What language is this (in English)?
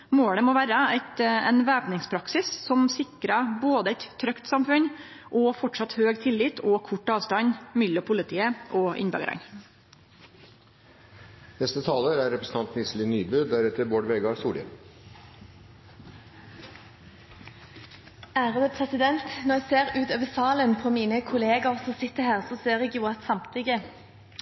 Norwegian